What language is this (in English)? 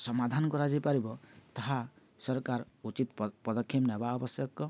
Odia